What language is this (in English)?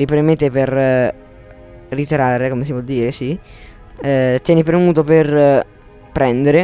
Italian